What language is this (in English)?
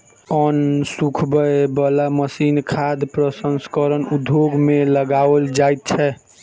Maithili